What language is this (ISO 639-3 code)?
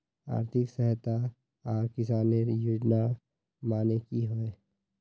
mag